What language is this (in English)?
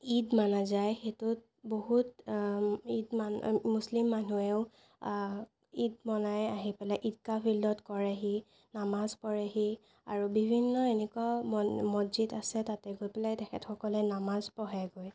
Assamese